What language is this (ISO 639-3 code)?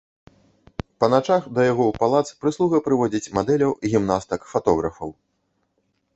bel